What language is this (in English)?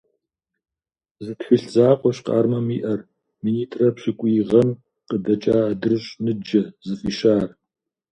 Kabardian